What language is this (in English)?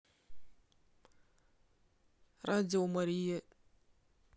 Russian